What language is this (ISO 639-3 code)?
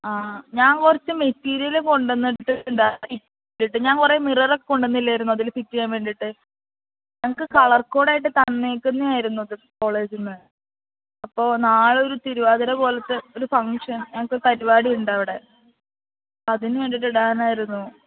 mal